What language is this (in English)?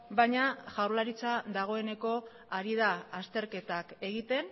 Basque